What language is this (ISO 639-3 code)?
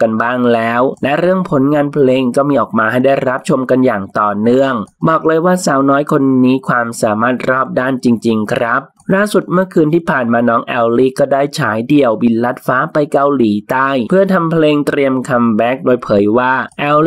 tha